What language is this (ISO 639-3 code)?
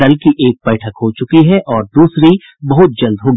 hin